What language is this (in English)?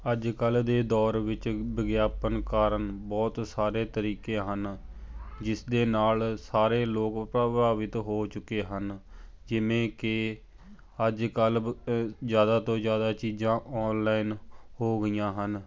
Punjabi